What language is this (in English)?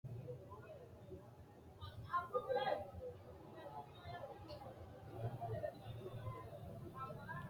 Sidamo